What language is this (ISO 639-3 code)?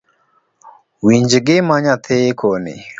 luo